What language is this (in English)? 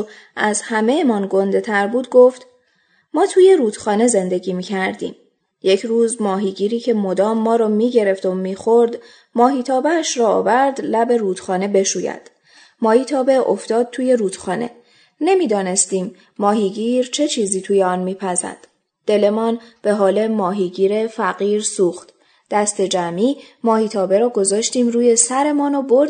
Persian